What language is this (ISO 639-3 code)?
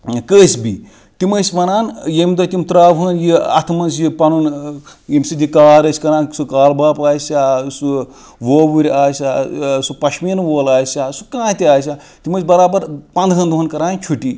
kas